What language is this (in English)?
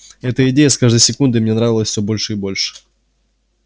Russian